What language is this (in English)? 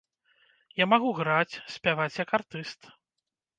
Belarusian